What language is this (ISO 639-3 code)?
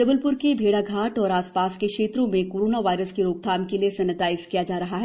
hin